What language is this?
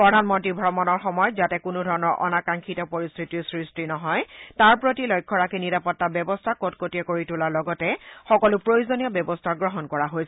Assamese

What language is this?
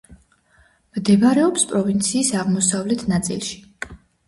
Georgian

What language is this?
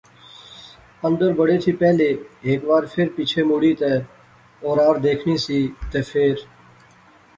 Pahari-Potwari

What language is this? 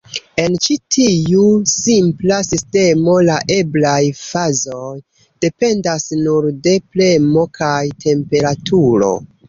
Esperanto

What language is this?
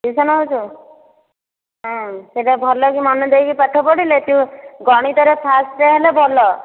Odia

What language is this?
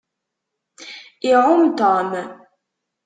Kabyle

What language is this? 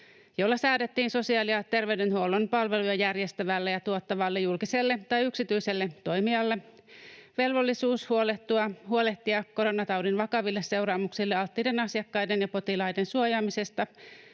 Finnish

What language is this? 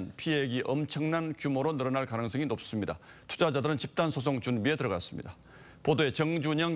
Korean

